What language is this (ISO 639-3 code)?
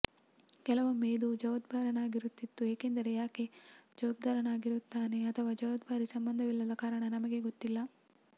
kan